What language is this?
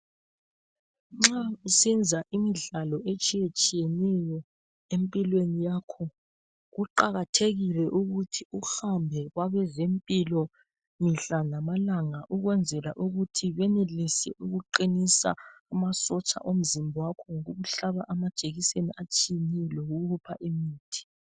North Ndebele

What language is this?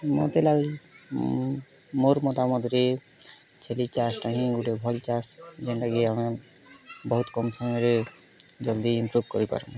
Odia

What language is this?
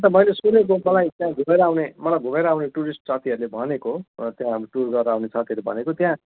Nepali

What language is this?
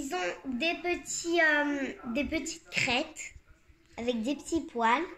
French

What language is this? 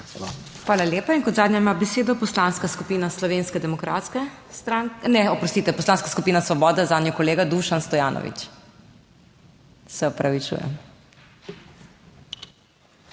Slovenian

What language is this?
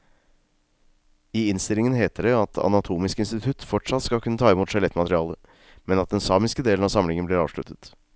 Norwegian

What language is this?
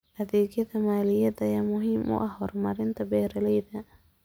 Somali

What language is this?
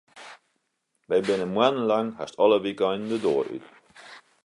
Western Frisian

